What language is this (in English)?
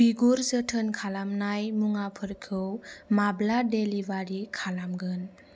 Bodo